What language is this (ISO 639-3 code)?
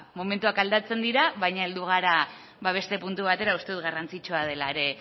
eus